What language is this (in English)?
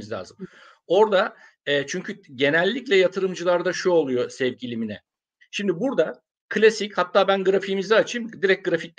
Turkish